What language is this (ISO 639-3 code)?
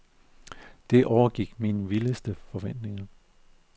dan